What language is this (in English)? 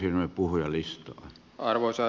Finnish